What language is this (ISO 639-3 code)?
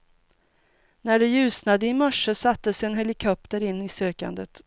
swe